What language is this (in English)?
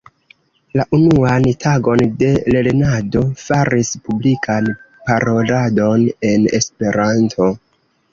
Esperanto